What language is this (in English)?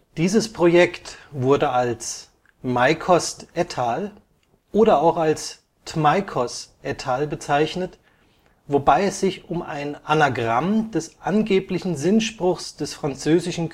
German